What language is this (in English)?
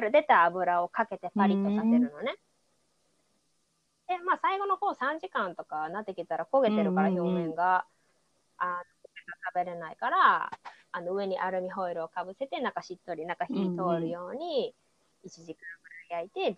Japanese